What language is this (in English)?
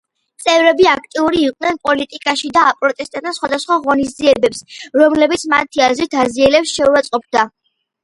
Georgian